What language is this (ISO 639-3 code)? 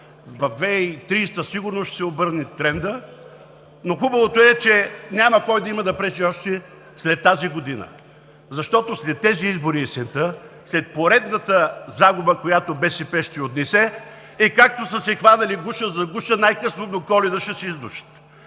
bul